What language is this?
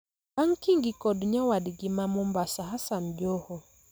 Luo (Kenya and Tanzania)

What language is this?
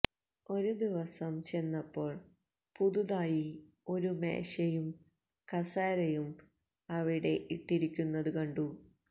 Malayalam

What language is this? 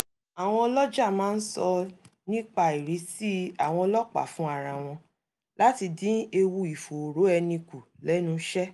Yoruba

